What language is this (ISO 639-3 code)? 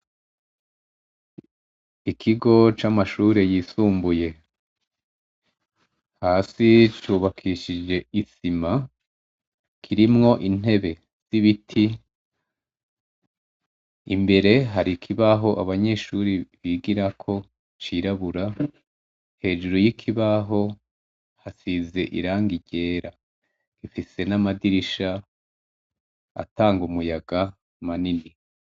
run